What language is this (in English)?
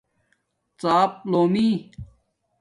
Domaaki